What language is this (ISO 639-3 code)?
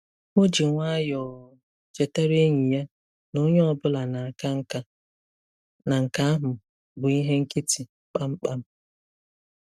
ibo